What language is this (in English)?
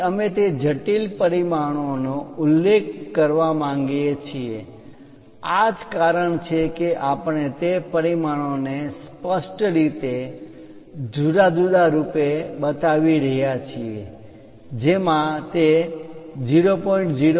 Gujarati